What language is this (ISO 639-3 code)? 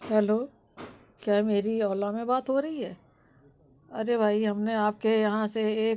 hin